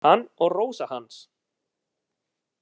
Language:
Icelandic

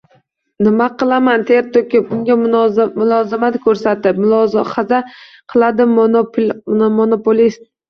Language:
Uzbek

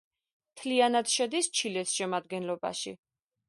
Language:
Georgian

